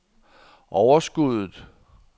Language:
Danish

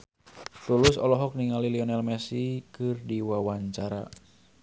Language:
Sundanese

